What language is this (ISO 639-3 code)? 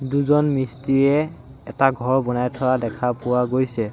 asm